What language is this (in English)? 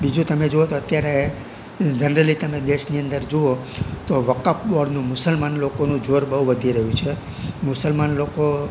Gujarati